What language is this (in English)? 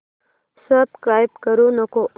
Marathi